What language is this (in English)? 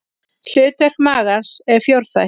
Icelandic